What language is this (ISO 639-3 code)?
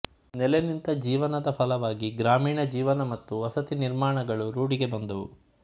kan